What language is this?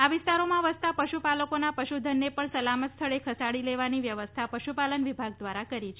Gujarati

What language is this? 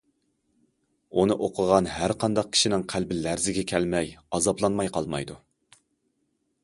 Uyghur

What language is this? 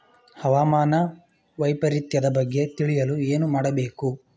Kannada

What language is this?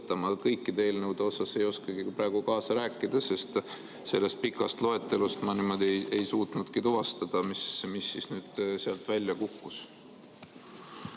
Estonian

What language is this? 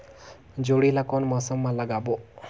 Chhattisgarhi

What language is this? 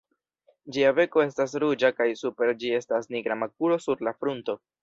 Esperanto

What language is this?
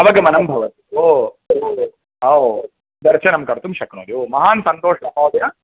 Sanskrit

